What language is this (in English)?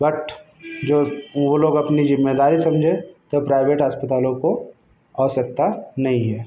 Hindi